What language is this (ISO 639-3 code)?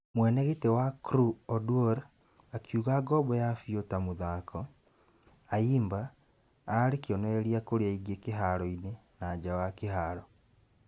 kik